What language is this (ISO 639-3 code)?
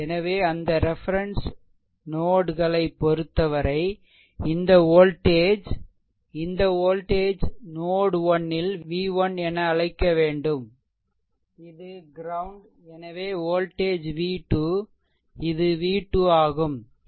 tam